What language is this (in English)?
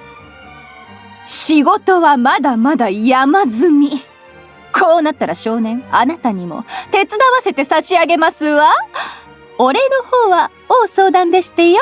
Japanese